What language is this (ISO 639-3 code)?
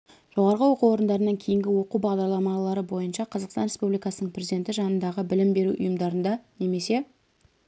kaz